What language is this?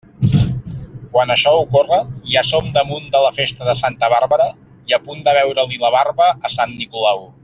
Catalan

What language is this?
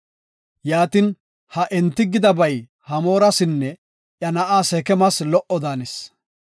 Gofa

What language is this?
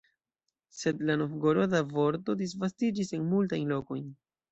Esperanto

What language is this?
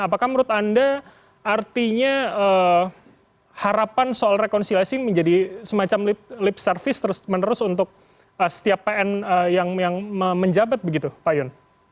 Indonesian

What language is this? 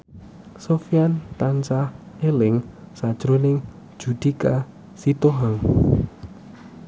Javanese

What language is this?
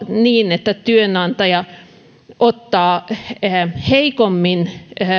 Finnish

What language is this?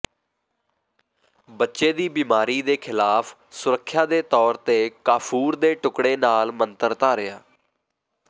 Punjabi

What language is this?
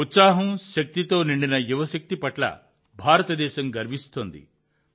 Telugu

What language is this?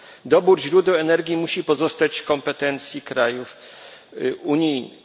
Polish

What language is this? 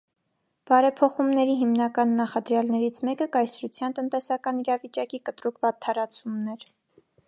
Armenian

